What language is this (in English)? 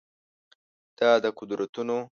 Pashto